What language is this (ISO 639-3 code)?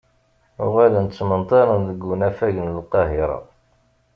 kab